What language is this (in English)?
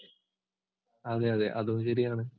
Malayalam